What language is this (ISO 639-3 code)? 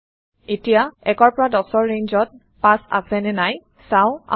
asm